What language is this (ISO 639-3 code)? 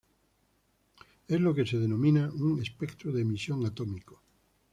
spa